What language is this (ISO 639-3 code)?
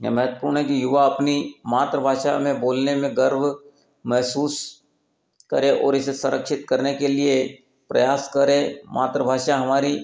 hin